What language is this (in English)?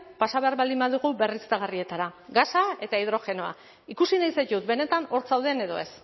Basque